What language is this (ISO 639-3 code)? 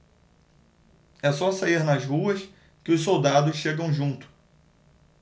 por